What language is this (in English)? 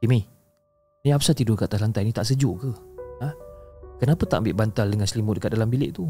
Malay